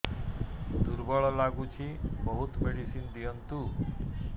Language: Odia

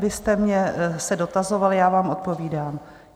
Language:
Czech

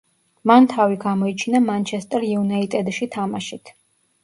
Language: Georgian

